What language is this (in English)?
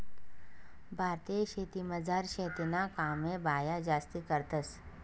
Marathi